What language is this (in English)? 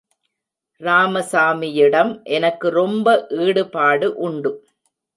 Tamil